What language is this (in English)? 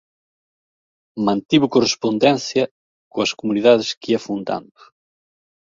Galician